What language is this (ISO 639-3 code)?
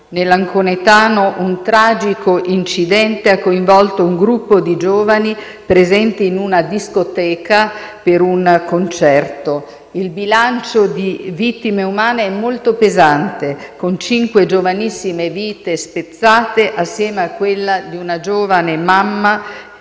ita